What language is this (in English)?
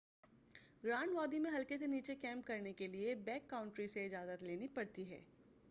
Urdu